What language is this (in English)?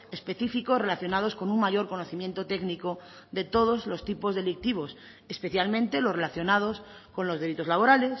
Spanish